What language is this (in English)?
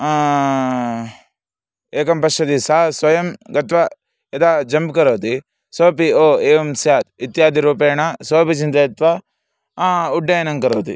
Sanskrit